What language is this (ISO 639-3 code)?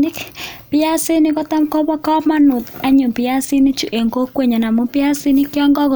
kln